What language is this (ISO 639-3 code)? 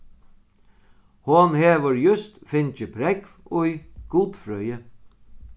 fao